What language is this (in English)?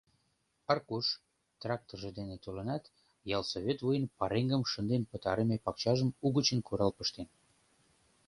Mari